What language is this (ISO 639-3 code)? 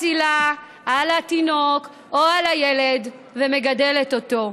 heb